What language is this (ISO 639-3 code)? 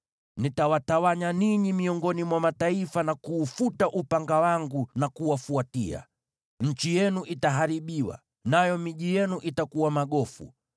swa